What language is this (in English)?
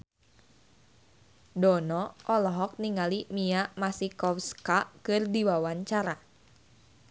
Sundanese